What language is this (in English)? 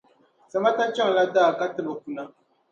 Dagbani